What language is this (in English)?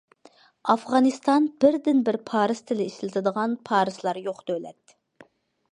Uyghur